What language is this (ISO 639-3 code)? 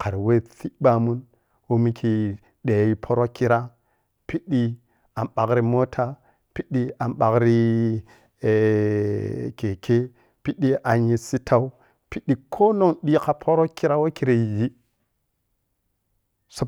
piy